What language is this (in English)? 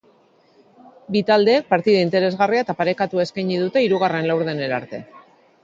Basque